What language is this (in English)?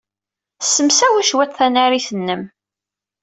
Kabyle